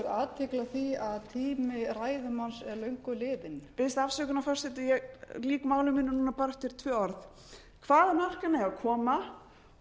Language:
Icelandic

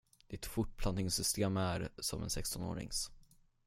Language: Swedish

